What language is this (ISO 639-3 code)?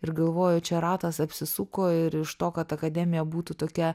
lit